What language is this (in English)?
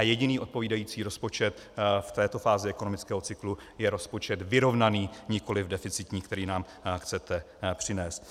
Czech